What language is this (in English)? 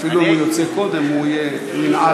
Hebrew